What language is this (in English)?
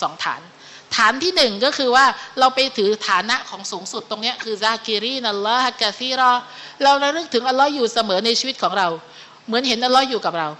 Thai